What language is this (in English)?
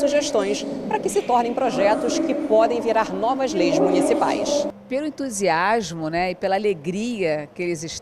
Portuguese